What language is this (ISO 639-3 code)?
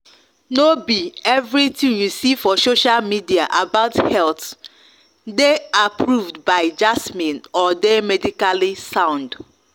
pcm